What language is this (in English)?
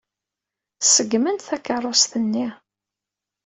Kabyle